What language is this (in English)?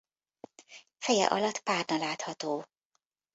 Hungarian